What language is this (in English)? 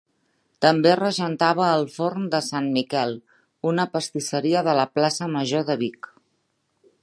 Catalan